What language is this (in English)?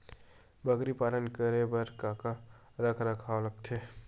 Chhattisgarhi